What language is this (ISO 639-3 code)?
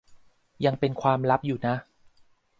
tha